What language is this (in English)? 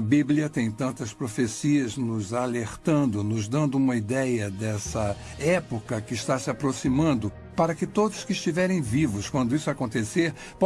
Portuguese